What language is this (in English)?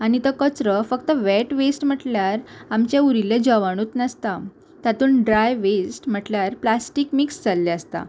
Konkani